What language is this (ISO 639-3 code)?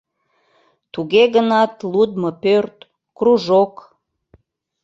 chm